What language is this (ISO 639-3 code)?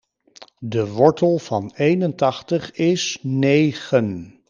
nld